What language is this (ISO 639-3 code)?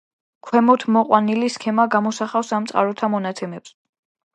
kat